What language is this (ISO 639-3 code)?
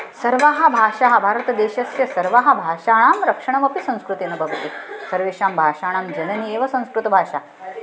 san